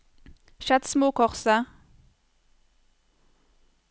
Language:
Norwegian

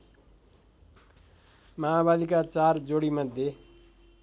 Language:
Nepali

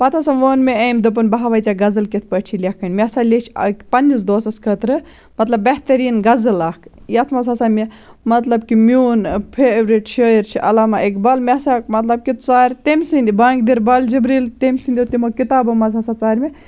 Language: Kashmiri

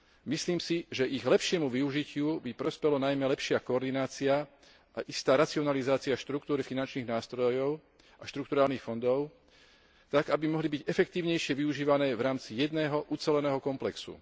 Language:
Slovak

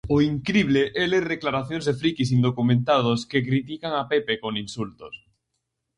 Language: Galician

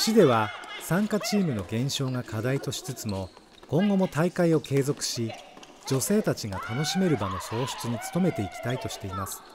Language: Japanese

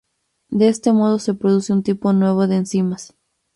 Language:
Spanish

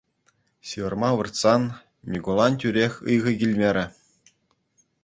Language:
Chuvash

